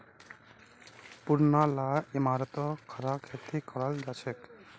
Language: Magahi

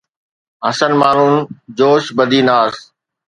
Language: Sindhi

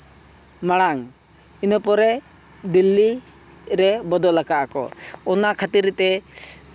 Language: Santali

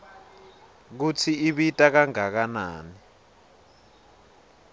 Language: Swati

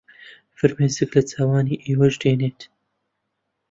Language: Central Kurdish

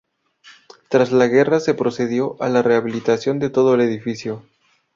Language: Spanish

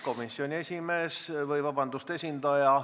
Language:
Estonian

